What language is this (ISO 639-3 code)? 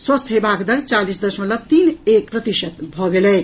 mai